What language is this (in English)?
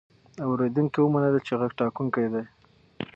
Pashto